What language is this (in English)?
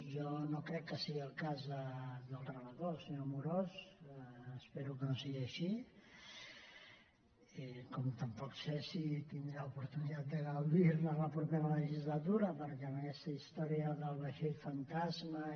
Catalan